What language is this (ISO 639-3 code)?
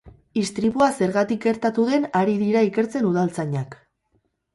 eus